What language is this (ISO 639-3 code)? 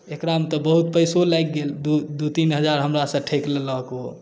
mai